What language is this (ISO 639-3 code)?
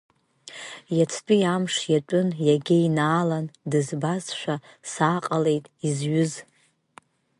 abk